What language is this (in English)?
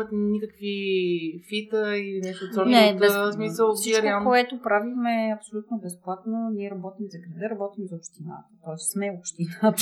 Bulgarian